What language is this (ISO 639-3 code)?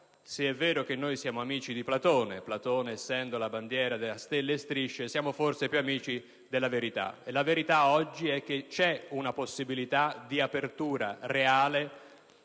ita